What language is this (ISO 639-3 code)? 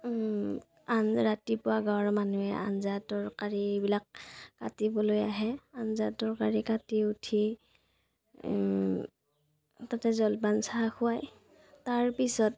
asm